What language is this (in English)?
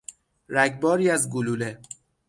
Persian